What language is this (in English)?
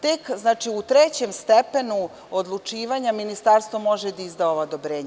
Serbian